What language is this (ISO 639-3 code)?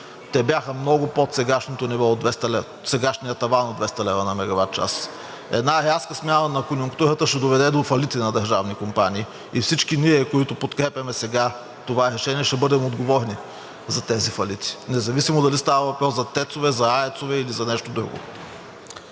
bul